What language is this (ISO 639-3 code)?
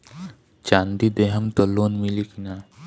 bho